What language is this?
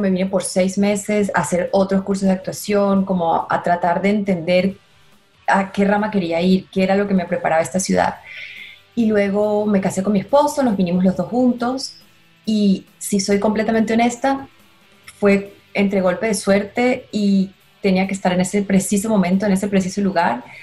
Spanish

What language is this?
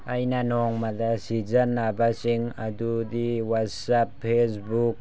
Manipuri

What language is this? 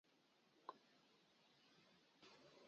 Mokpwe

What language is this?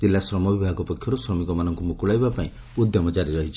Odia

